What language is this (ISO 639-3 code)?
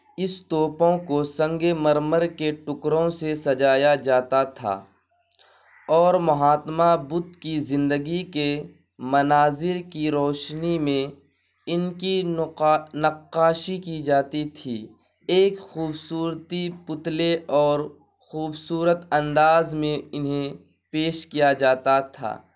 urd